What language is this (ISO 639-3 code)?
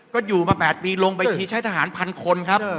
tha